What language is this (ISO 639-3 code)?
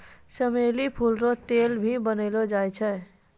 mai